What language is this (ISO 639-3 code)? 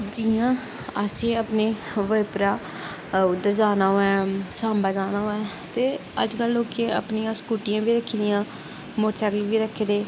doi